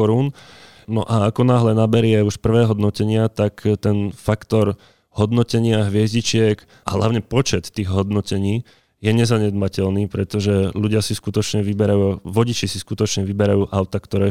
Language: Slovak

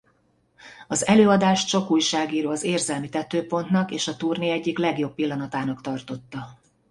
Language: Hungarian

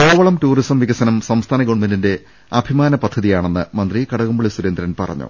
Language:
Malayalam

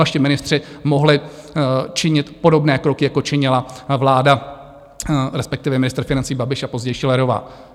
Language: Czech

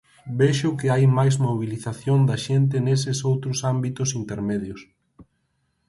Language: Galician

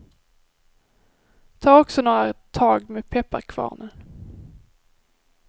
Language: Swedish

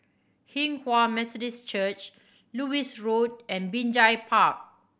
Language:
English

